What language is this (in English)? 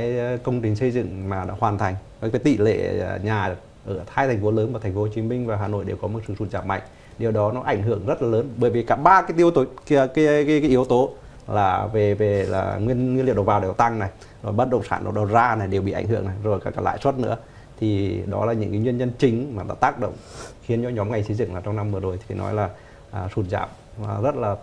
Vietnamese